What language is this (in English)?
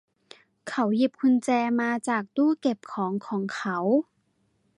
Thai